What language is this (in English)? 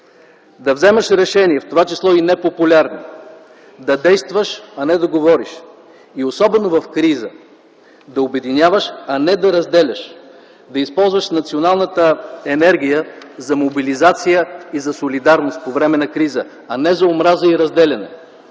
Bulgarian